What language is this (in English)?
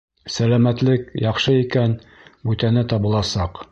Bashkir